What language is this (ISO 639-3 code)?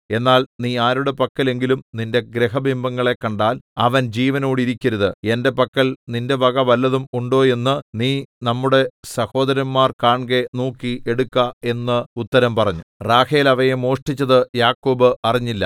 mal